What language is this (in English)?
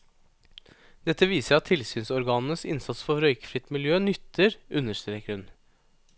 Norwegian